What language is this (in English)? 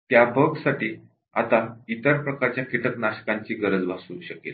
Marathi